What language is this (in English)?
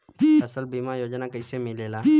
Bhojpuri